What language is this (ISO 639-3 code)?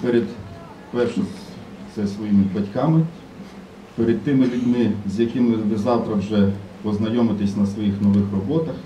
ukr